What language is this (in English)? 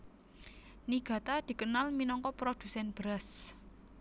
Javanese